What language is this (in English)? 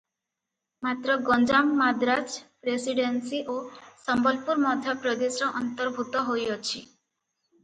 Odia